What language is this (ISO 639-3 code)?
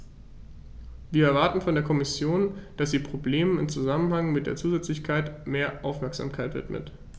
deu